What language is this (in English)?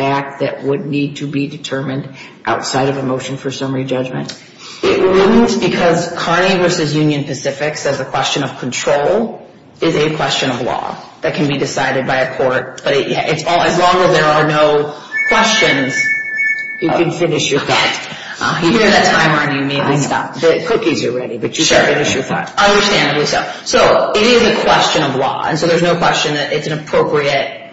English